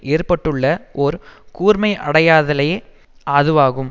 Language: Tamil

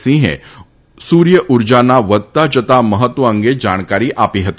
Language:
Gujarati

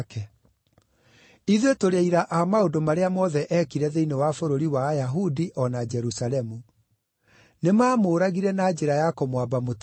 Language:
Kikuyu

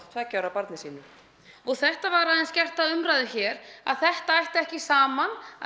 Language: Icelandic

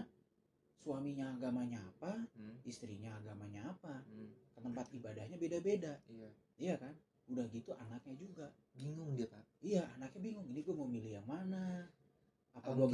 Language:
Indonesian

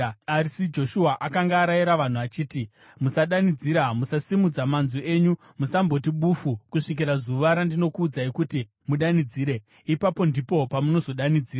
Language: Shona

